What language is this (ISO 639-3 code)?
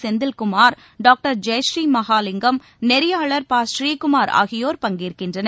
tam